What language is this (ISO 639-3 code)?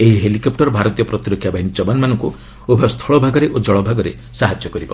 ori